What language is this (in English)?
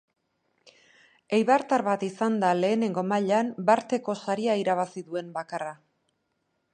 Basque